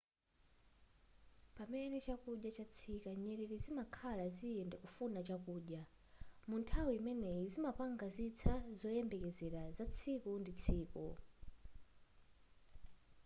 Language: Nyanja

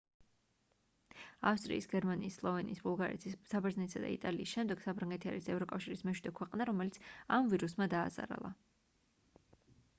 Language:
Georgian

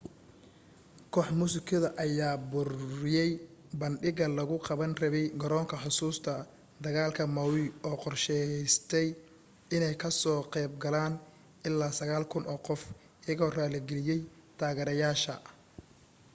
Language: Somali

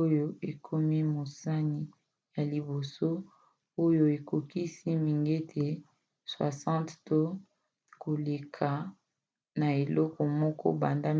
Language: Lingala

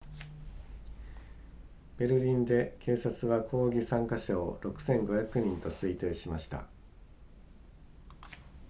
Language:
Japanese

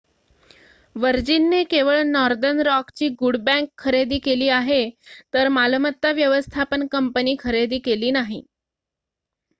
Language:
Marathi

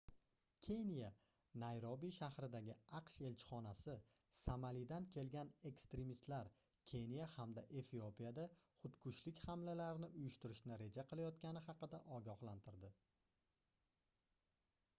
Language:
Uzbek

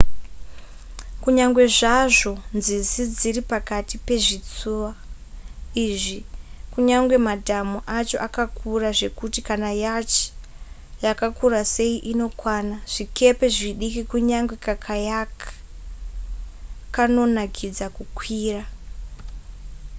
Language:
Shona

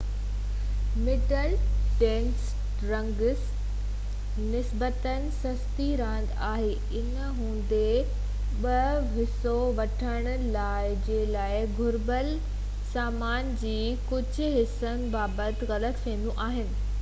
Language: Sindhi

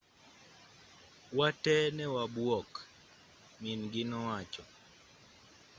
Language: Luo (Kenya and Tanzania)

